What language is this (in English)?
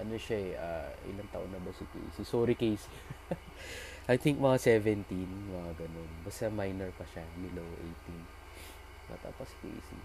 Filipino